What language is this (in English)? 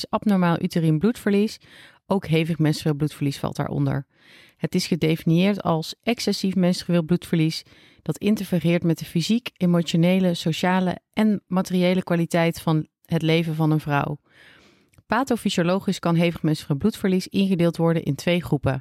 Dutch